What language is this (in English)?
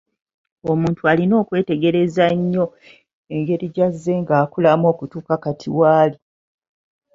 Ganda